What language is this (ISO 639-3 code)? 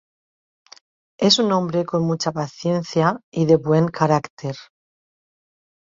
spa